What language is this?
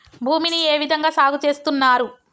Telugu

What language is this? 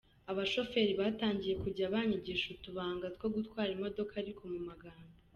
Kinyarwanda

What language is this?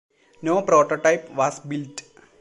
English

